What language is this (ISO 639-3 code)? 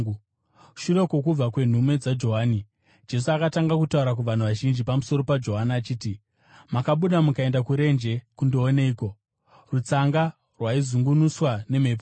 sna